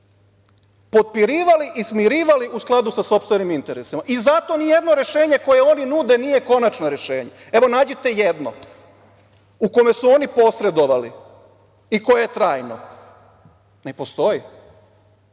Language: Serbian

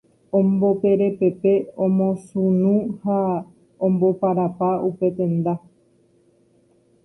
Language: Guarani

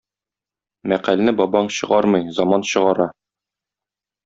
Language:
Tatar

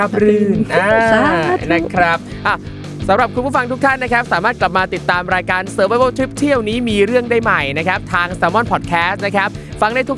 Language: Thai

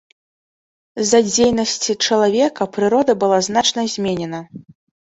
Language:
Belarusian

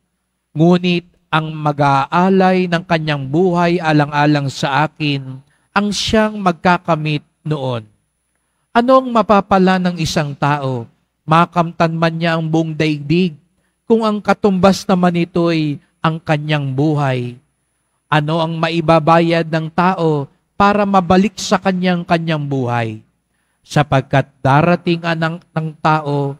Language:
Filipino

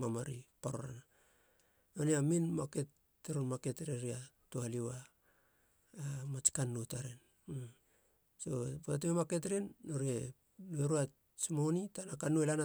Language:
Halia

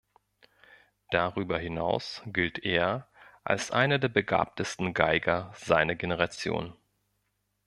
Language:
German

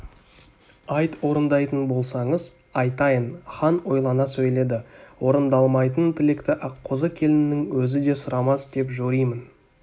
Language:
Kazakh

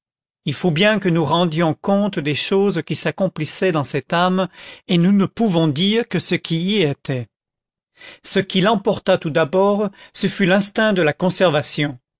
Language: French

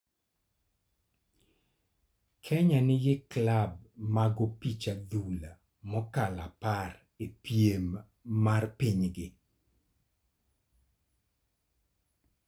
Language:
Luo (Kenya and Tanzania)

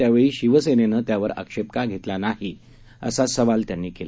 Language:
Marathi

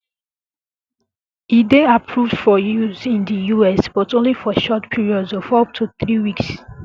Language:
Nigerian Pidgin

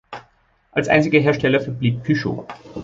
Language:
German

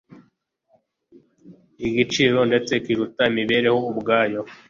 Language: Kinyarwanda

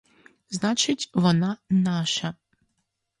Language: Ukrainian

